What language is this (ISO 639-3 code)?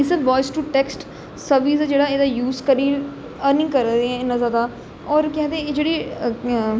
doi